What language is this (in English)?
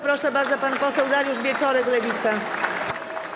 Polish